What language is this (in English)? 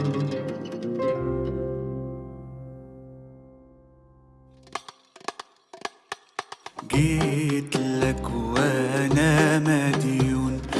Arabic